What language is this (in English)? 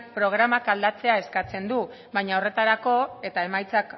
Basque